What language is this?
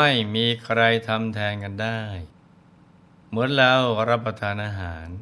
Thai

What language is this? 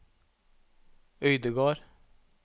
Norwegian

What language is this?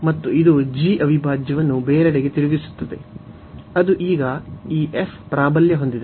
Kannada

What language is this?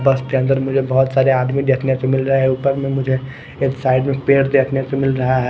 Hindi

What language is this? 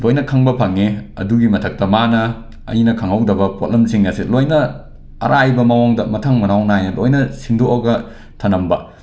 Manipuri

